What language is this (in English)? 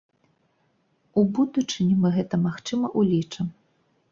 Belarusian